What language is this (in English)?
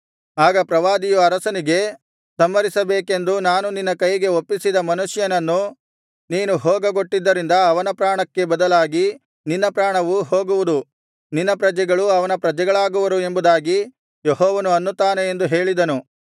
Kannada